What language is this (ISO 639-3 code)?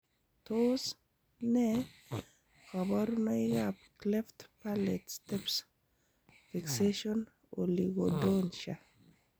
kln